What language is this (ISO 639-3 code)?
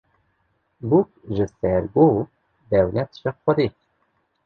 kur